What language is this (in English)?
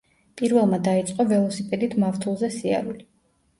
Georgian